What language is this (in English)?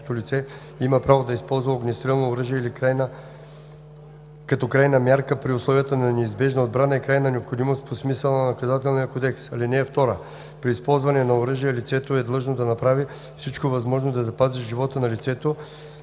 Bulgarian